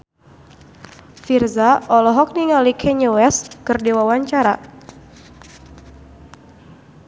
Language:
Sundanese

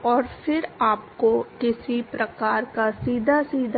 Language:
Hindi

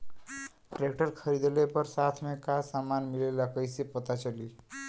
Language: Bhojpuri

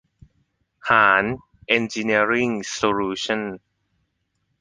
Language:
Thai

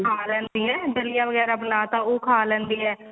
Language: Punjabi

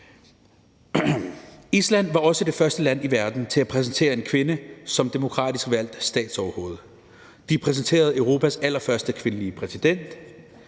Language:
Danish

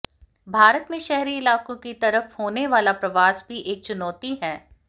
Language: Hindi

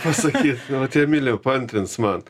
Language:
Lithuanian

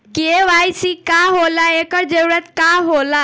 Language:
Bhojpuri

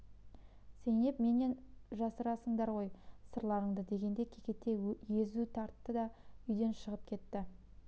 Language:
Kazakh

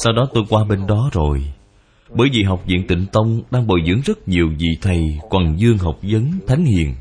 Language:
Vietnamese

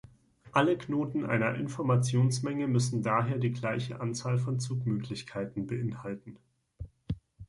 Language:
German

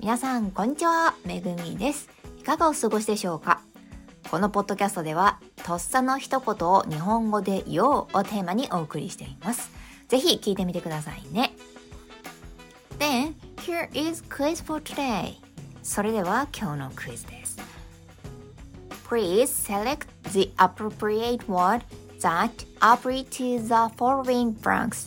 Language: Japanese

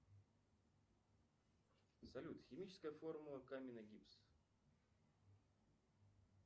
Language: Russian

